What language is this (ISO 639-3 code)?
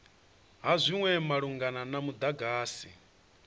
ven